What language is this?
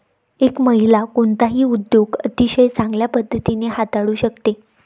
Marathi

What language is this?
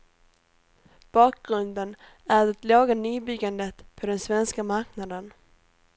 Swedish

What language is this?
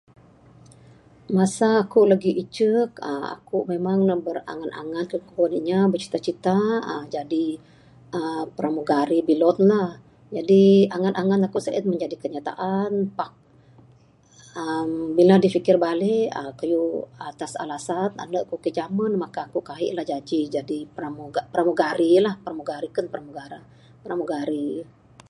Bukar-Sadung Bidayuh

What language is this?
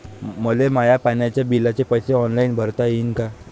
Marathi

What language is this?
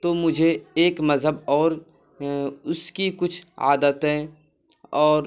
Urdu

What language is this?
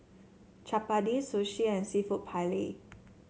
English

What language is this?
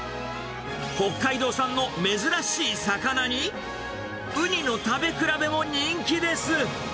Japanese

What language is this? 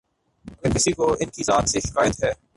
Urdu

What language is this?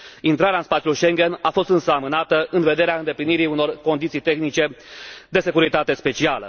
Romanian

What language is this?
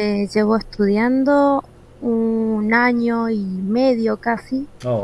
Spanish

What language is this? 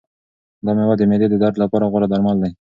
Pashto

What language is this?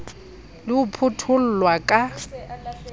Southern Sotho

